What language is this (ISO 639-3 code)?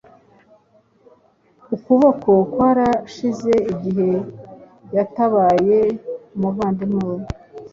kin